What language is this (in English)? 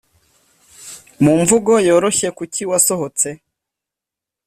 Kinyarwanda